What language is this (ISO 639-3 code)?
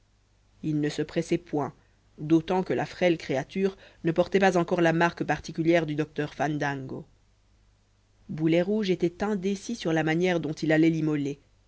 fra